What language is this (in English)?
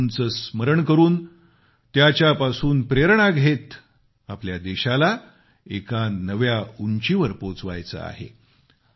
Marathi